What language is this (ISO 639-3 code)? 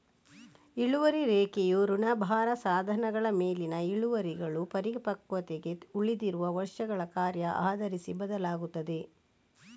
kan